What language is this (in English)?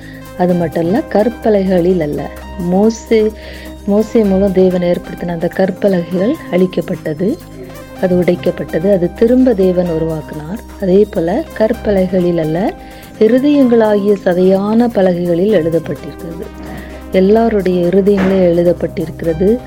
Tamil